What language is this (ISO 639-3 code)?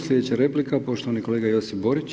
hrv